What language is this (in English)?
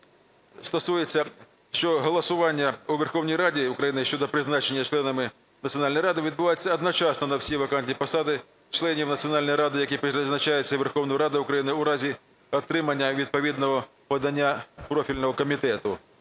Ukrainian